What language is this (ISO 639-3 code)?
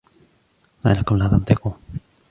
ara